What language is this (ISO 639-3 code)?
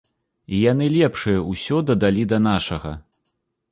bel